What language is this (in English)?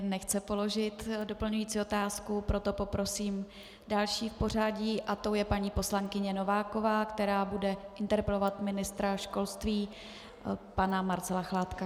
Czech